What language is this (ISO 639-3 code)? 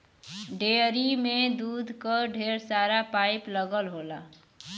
bho